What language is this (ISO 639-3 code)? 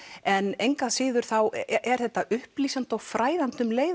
isl